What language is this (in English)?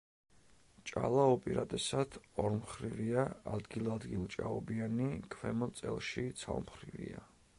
Georgian